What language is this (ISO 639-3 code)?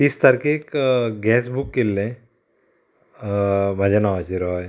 kok